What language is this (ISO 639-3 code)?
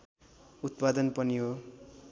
nep